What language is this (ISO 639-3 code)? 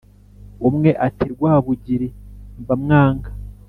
kin